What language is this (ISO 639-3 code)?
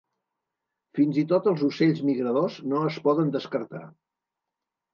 cat